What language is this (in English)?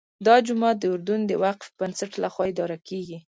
Pashto